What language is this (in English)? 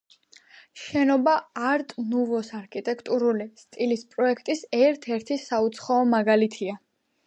Georgian